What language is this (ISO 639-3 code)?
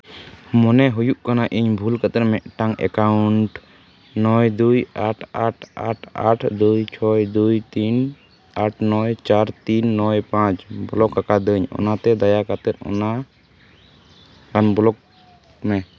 sat